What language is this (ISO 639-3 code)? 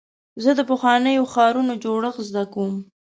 pus